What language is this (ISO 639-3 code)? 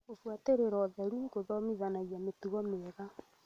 kik